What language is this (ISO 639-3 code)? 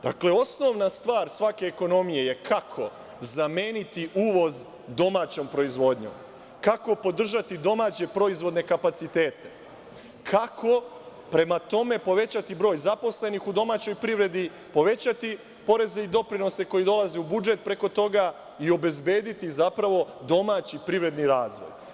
srp